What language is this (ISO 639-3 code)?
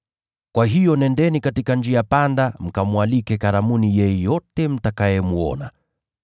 swa